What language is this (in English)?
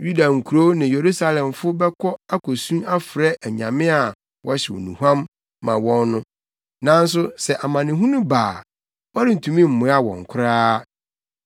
Akan